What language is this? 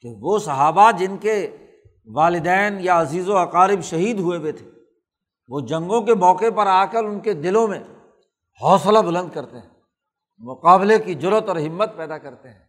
Urdu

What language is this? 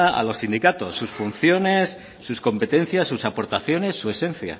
Spanish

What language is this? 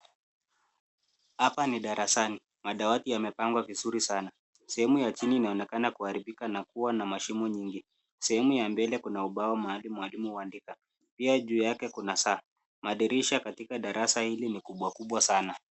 Swahili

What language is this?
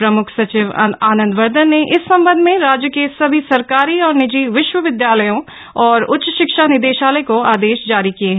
Hindi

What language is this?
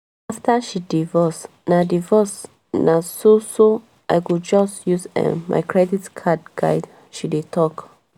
Nigerian Pidgin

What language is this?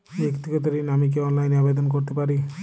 Bangla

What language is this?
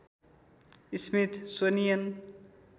Nepali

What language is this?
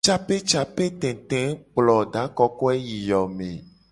Gen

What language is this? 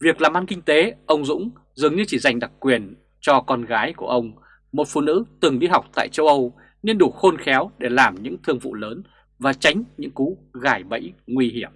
Vietnamese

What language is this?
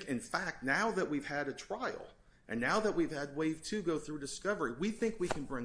English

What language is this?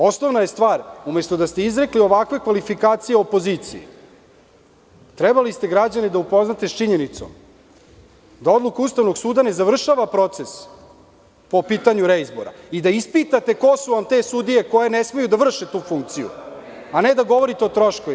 Serbian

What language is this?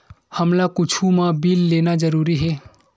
Chhattisgarhi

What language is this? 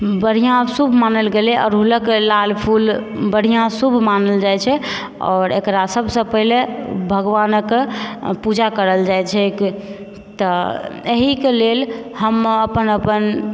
Maithili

